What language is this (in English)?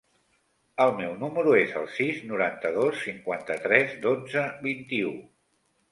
Catalan